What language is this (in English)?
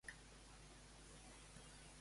Catalan